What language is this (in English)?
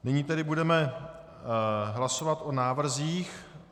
Czech